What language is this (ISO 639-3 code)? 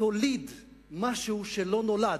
heb